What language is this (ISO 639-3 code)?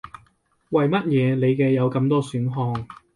yue